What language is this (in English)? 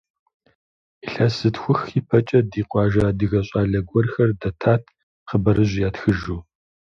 Kabardian